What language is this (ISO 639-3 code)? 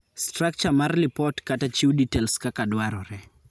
luo